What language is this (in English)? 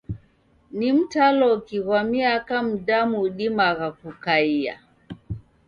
Taita